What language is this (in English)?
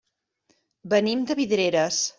Catalan